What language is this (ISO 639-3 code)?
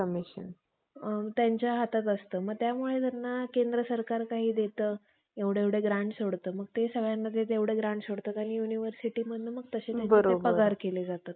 mar